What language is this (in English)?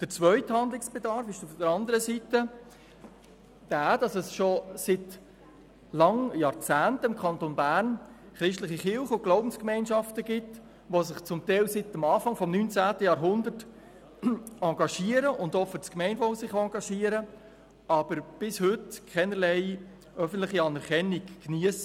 Swiss German